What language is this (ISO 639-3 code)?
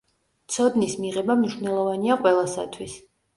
kat